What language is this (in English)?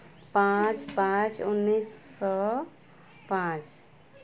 Santali